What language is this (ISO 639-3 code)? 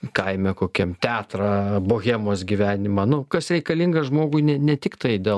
lit